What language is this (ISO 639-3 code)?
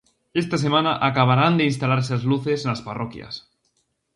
glg